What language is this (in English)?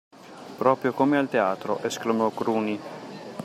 Italian